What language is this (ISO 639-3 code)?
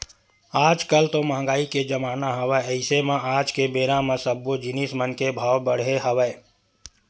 hne